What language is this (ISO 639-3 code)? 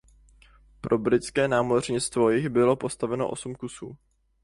ces